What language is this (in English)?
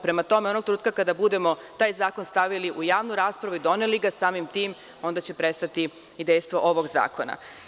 Serbian